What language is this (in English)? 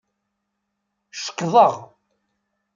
Kabyle